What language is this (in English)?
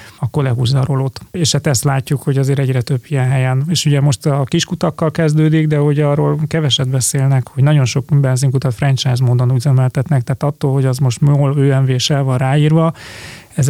Hungarian